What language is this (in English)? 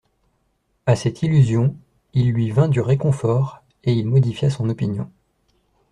French